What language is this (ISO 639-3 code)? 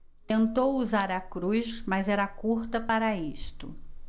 por